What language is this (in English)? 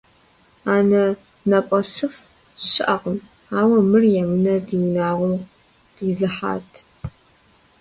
Kabardian